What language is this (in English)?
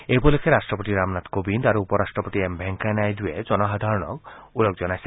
Assamese